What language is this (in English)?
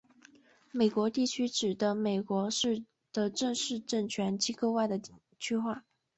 Chinese